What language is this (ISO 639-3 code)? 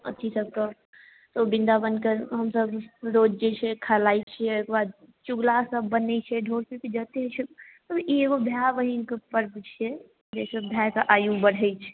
mai